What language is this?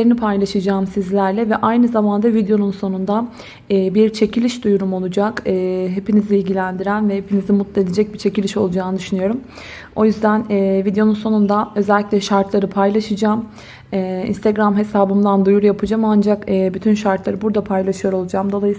Turkish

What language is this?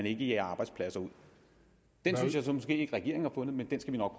Danish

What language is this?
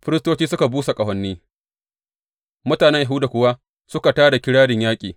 Hausa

